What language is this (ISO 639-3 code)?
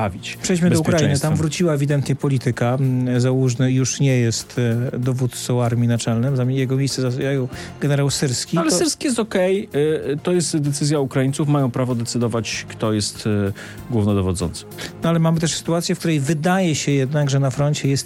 pol